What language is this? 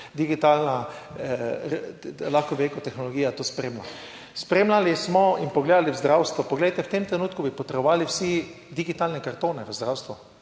Slovenian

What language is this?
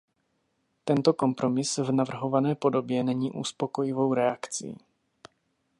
Czech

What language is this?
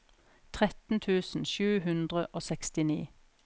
Norwegian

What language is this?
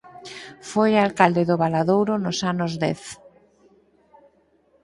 Galician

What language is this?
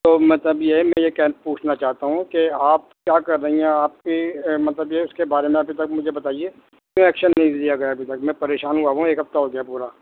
Urdu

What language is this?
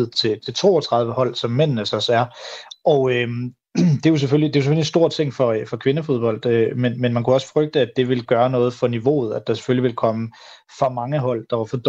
Danish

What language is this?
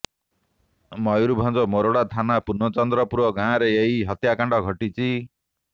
Odia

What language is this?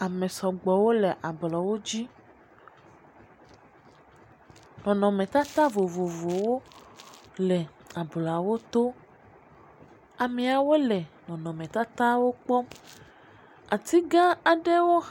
Ewe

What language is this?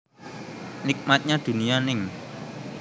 Javanese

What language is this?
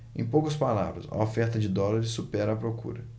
Portuguese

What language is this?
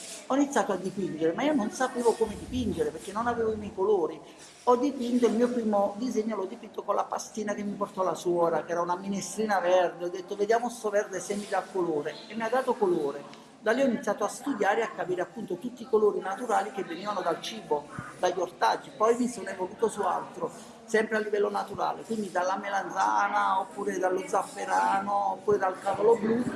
Italian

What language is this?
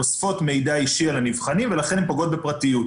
Hebrew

